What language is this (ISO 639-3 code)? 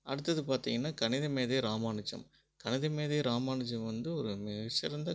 tam